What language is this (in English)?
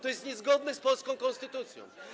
Polish